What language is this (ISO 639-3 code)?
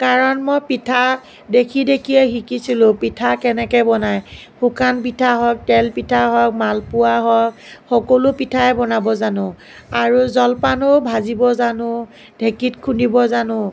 asm